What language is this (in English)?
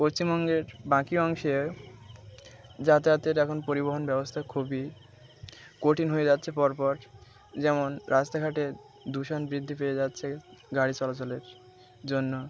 Bangla